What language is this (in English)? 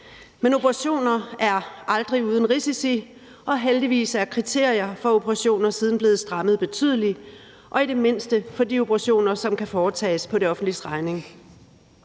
Danish